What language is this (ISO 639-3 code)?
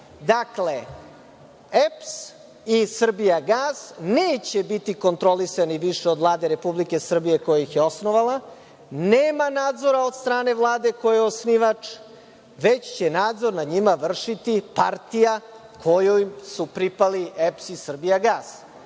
srp